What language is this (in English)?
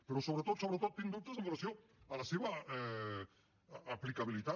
Catalan